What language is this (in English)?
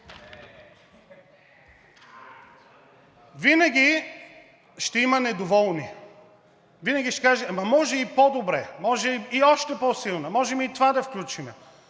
Bulgarian